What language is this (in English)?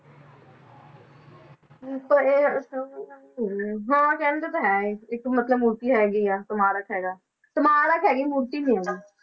Punjabi